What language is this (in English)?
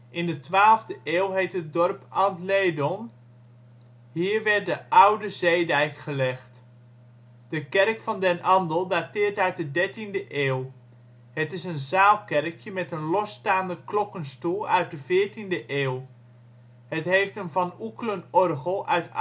Dutch